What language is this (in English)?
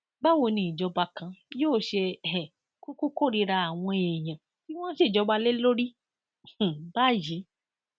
Yoruba